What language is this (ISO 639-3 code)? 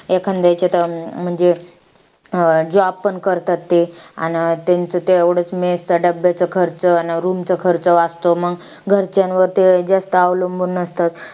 mar